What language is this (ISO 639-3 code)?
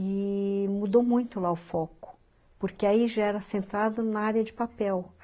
por